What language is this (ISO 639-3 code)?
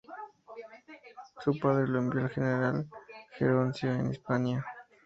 spa